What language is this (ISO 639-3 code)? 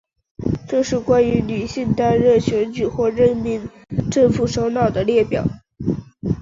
zho